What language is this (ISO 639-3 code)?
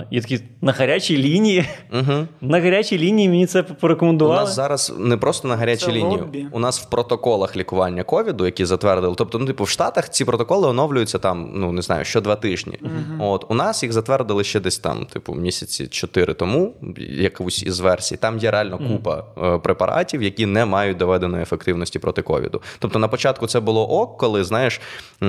ukr